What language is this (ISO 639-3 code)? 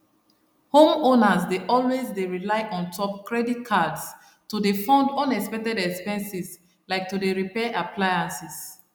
pcm